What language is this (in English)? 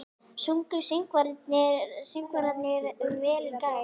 Icelandic